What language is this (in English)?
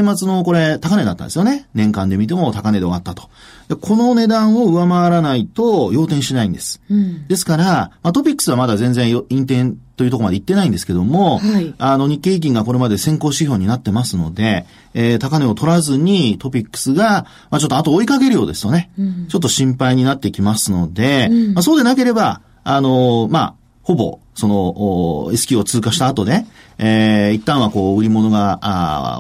Japanese